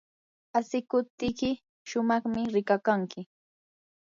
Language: Yanahuanca Pasco Quechua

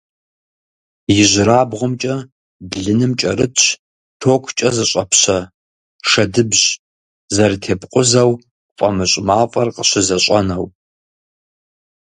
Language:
Kabardian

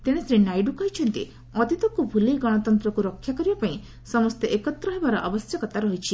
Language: Odia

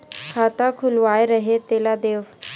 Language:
Chhattisgarhi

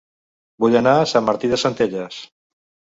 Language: Catalan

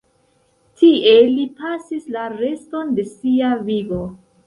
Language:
Esperanto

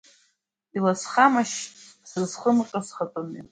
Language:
Abkhazian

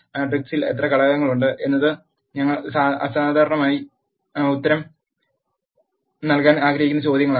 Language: Malayalam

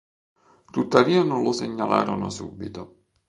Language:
Italian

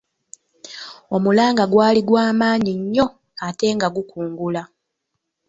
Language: Ganda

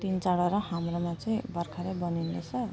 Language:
Nepali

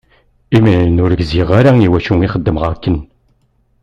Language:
Kabyle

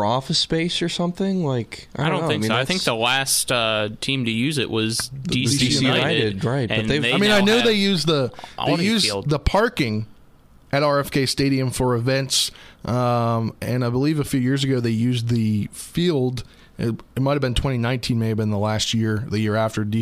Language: English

